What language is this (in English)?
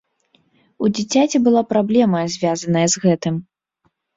Belarusian